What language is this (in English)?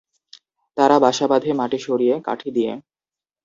Bangla